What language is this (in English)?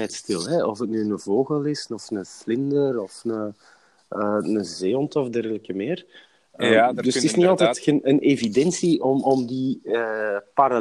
Dutch